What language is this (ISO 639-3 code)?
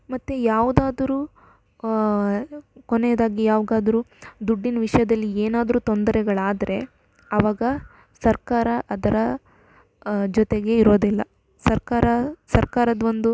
kan